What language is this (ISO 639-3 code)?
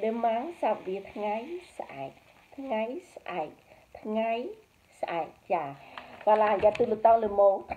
vie